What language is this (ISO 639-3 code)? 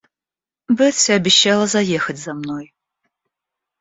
rus